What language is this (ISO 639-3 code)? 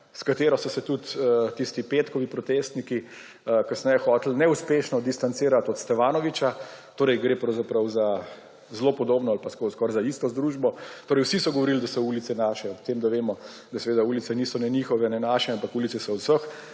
slv